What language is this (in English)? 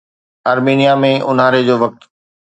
Sindhi